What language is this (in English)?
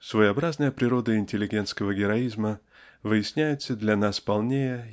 Russian